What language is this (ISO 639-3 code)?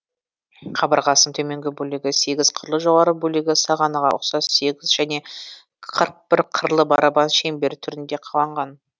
kaz